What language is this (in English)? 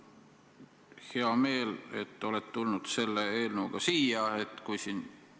Estonian